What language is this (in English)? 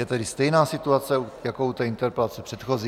Czech